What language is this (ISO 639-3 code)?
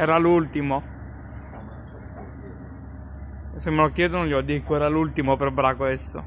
ita